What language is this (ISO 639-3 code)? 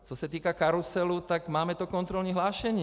ces